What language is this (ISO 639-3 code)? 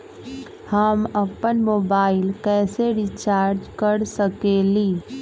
mag